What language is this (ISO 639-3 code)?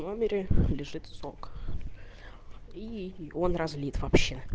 rus